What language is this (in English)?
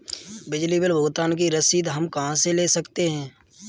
Hindi